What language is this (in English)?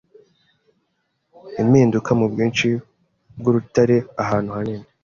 Kinyarwanda